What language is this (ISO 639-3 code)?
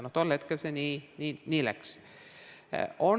est